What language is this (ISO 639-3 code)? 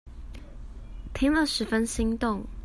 zho